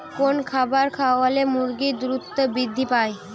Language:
Bangla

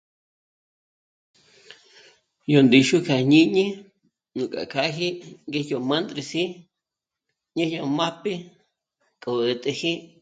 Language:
Michoacán Mazahua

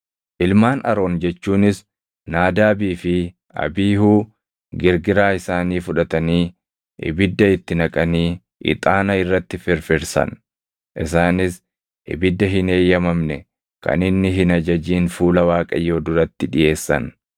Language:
Oromo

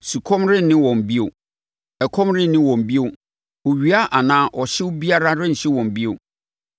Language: Akan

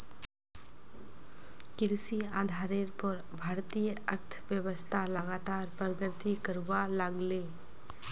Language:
Magahi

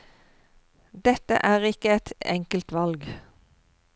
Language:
Norwegian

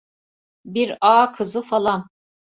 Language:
Turkish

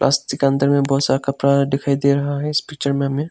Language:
Hindi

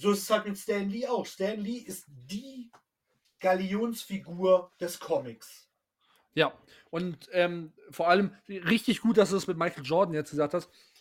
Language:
German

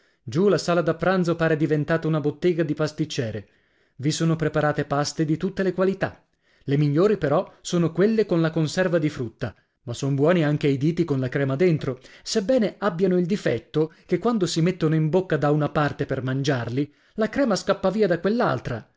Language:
Italian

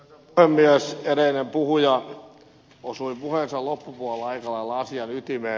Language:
Finnish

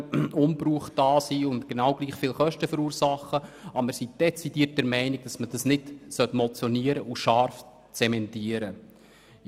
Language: Swiss German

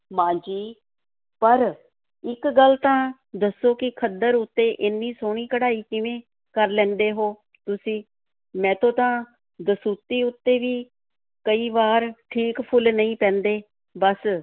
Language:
Punjabi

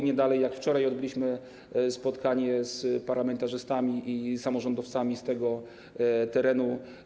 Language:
Polish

